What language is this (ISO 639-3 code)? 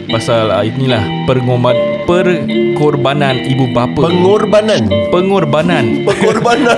msa